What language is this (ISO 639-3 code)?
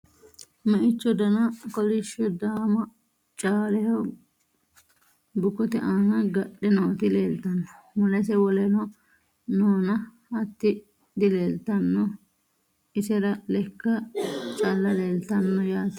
sid